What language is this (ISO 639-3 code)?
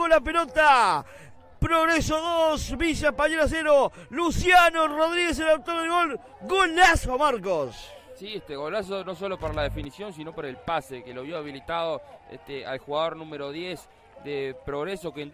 spa